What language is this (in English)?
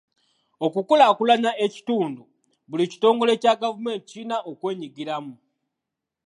Ganda